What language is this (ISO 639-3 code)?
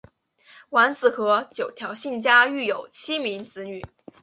zho